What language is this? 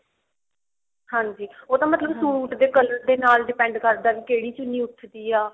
Punjabi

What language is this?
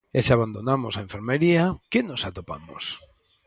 Galician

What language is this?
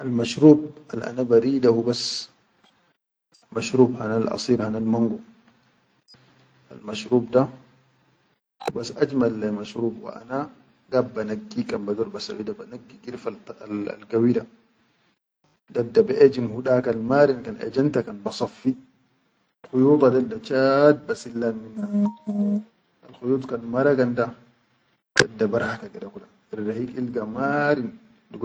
Chadian Arabic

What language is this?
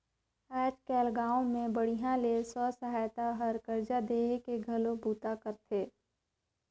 Chhattisgarhi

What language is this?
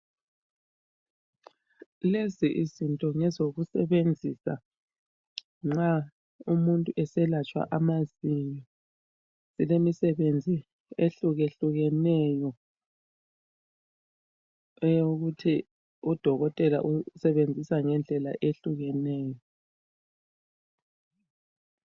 North Ndebele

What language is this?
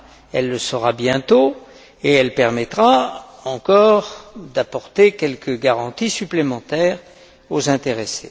French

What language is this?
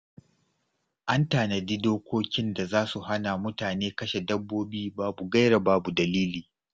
Hausa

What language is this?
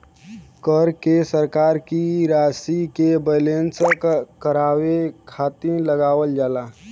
Bhojpuri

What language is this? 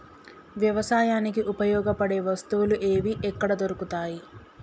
Telugu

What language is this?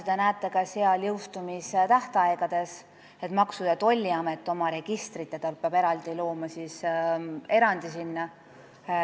Estonian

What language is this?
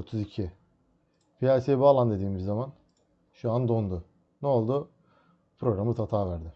Turkish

